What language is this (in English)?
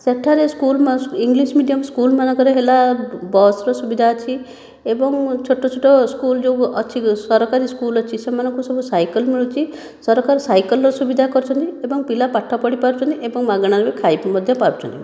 Odia